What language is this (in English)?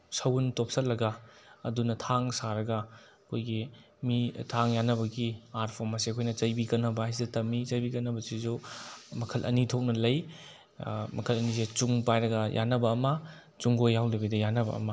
Manipuri